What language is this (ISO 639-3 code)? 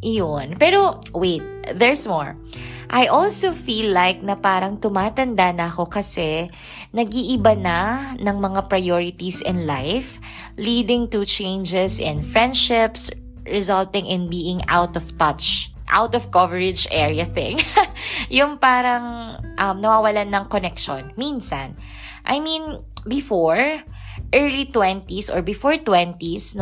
fil